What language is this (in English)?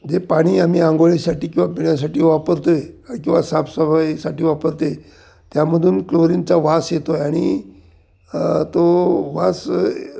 Marathi